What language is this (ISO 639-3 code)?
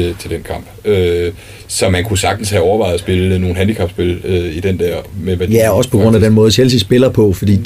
dan